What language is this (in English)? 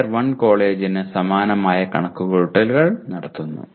Malayalam